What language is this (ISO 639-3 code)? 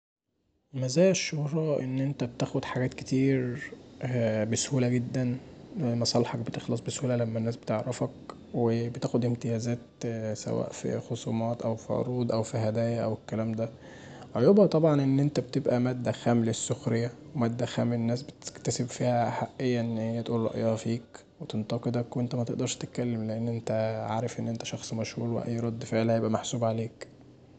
arz